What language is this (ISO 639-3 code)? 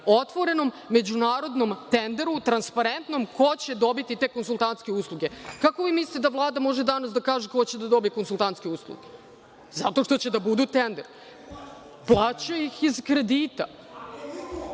srp